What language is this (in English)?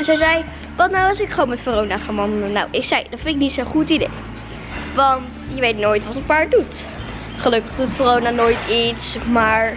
Dutch